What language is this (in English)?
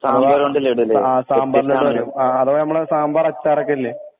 Malayalam